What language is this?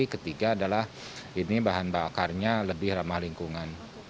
Indonesian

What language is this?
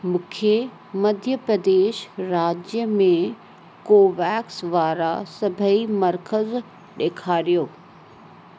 Sindhi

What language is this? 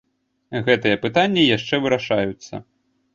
Belarusian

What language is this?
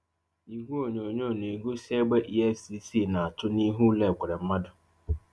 Igbo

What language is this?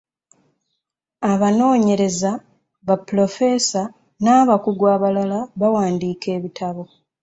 Ganda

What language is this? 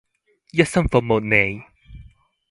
Cantonese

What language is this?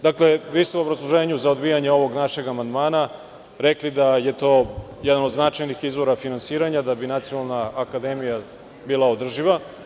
Serbian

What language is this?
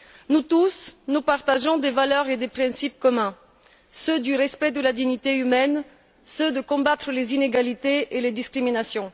French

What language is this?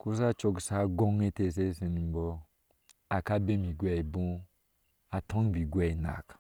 Ashe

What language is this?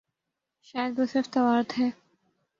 Urdu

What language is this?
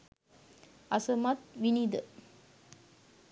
Sinhala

